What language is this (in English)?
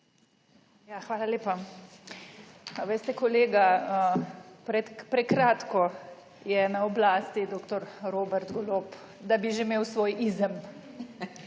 Slovenian